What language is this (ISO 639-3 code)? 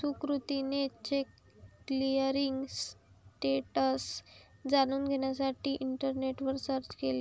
mar